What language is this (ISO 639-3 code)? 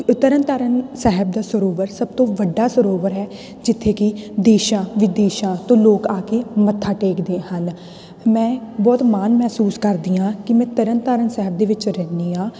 pan